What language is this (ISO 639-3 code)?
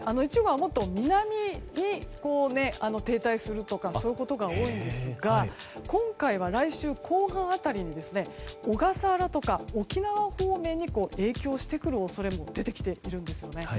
jpn